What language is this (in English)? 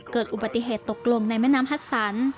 Thai